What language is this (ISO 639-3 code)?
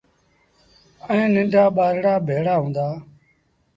sbn